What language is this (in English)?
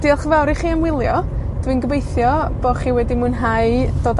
Welsh